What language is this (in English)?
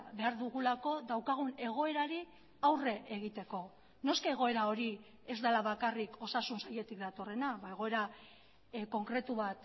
Basque